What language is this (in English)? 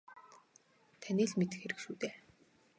Mongolian